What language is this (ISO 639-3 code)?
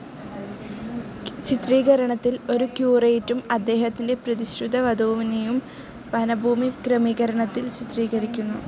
mal